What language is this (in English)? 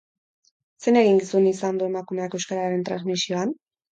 Basque